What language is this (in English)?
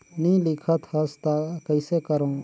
Chhattisgarhi